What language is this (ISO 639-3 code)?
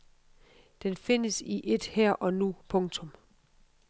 dan